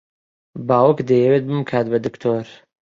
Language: Central Kurdish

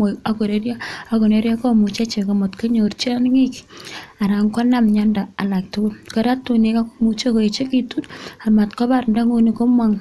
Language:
Kalenjin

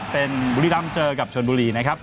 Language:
Thai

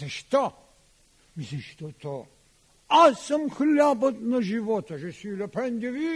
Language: Bulgarian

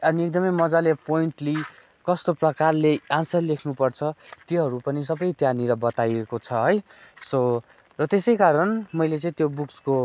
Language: Nepali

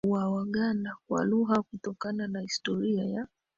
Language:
Swahili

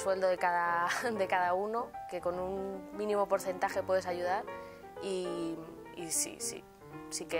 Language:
Spanish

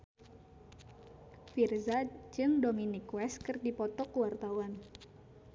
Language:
Sundanese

